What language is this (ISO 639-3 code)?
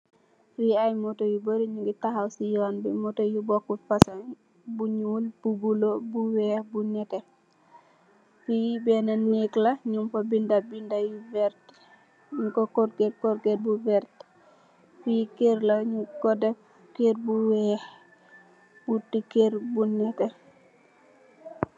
wol